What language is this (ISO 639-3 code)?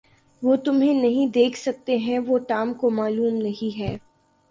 urd